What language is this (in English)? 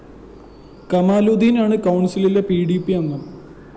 Malayalam